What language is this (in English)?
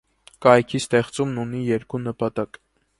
Armenian